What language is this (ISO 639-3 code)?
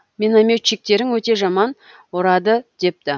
kaz